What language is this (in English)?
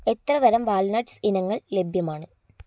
Malayalam